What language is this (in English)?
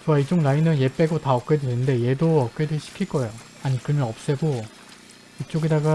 Korean